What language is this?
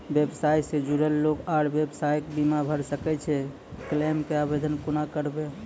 Maithili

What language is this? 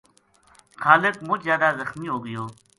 Gujari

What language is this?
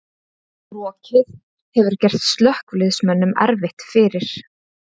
Icelandic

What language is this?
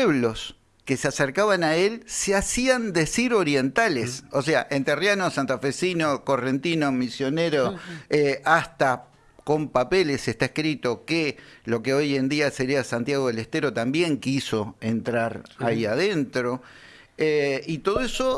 Spanish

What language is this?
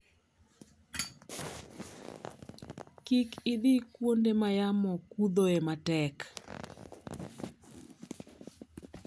Luo (Kenya and Tanzania)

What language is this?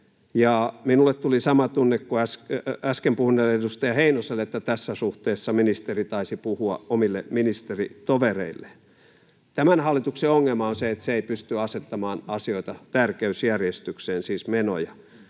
Finnish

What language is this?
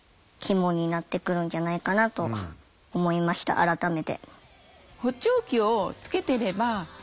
Japanese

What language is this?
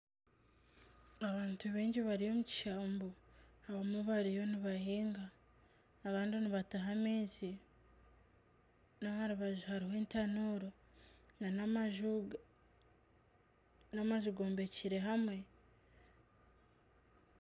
Nyankole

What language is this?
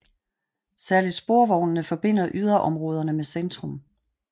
Danish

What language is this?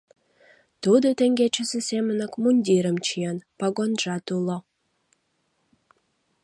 Mari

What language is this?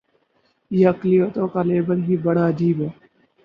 Urdu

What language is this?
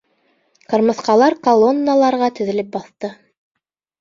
Bashkir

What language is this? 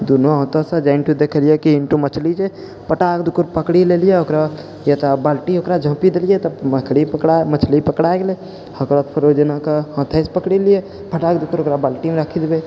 Maithili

